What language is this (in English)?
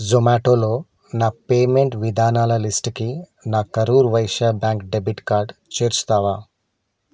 Telugu